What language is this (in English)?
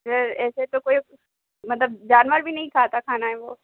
Urdu